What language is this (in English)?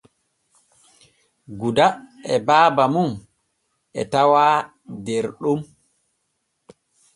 Borgu Fulfulde